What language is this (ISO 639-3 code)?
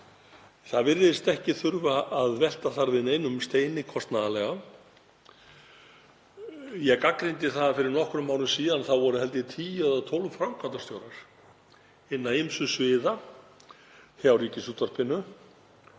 isl